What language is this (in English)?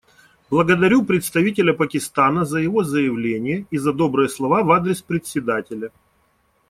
Russian